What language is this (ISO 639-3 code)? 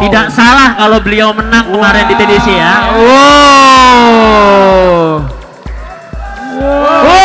ind